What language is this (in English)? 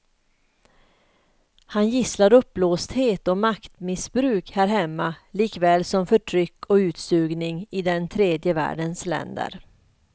Swedish